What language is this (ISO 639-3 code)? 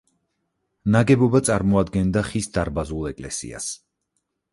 kat